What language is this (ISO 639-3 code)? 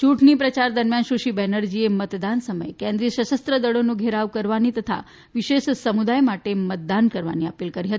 guj